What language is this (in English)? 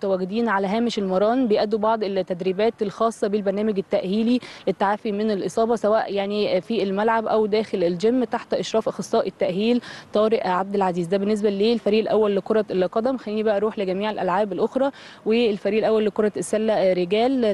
Arabic